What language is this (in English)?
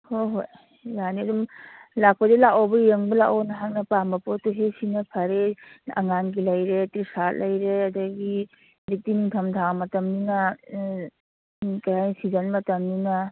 Manipuri